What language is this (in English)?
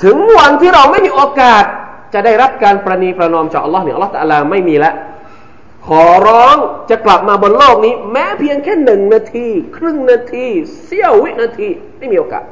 Thai